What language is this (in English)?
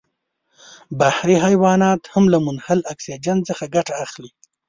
Pashto